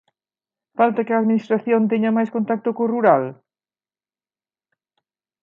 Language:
Galician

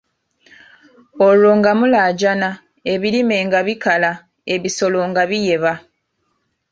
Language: Ganda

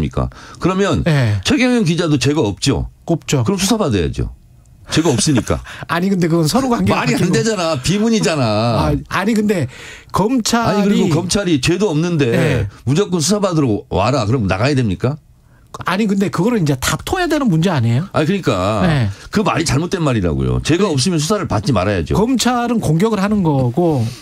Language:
Korean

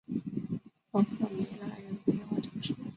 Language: Chinese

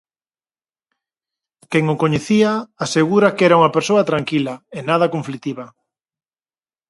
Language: Galician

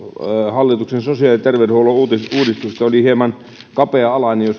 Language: Finnish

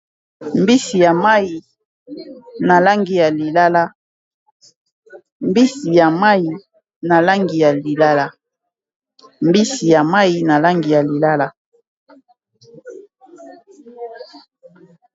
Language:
Lingala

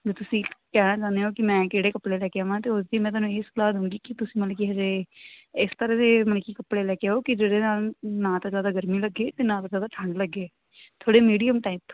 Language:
Punjabi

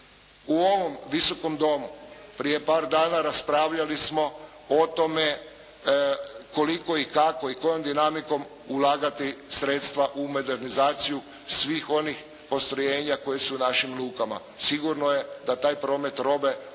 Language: Croatian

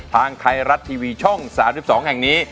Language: Thai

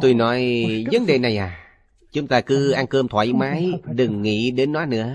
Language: Vietnamese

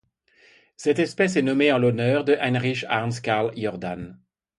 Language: French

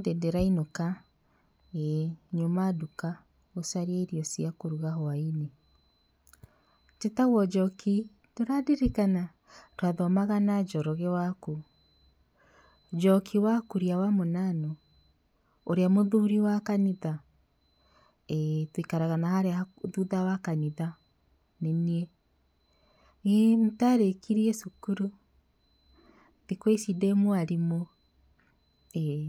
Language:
Kikuyu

